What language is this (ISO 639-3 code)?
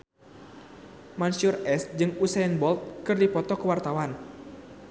sun